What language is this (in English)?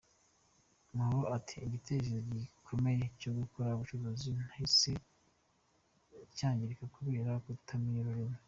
Kinyarwanda